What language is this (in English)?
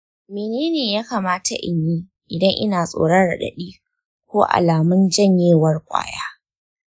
Hausa